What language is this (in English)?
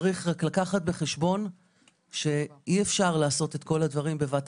Hebrew